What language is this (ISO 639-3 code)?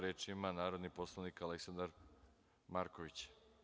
srp